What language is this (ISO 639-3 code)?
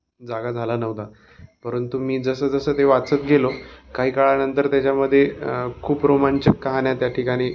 mar